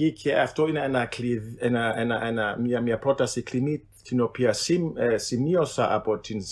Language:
Greek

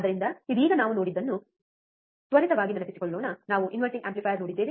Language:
Kannada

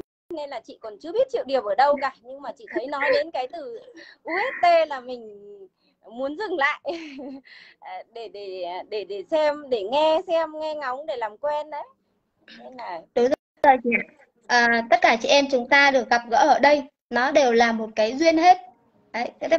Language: Vietnamese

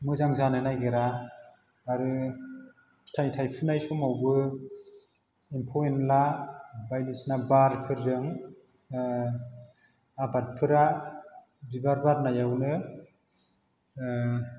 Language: Bodo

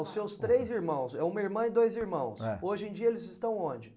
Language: Portuguese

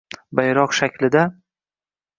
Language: Uzbek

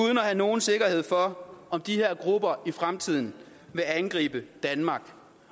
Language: Danish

